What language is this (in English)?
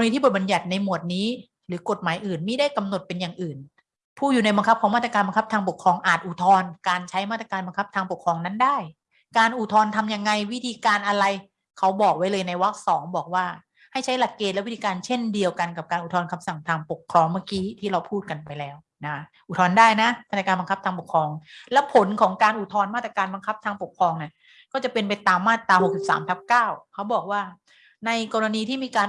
Thai